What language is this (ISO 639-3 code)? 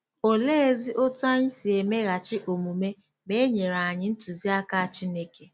ibo